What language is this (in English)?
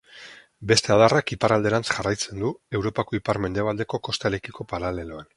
Basque